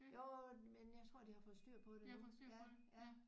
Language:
Danish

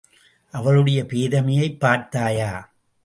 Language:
Tamil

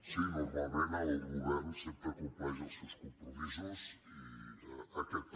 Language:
Catalan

